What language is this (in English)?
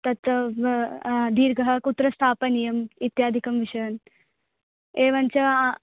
Sanskrit